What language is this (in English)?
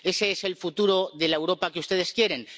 Spanish